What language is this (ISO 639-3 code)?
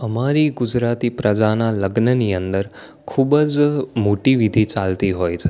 guj